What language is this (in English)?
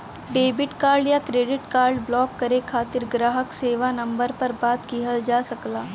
Bhojpuri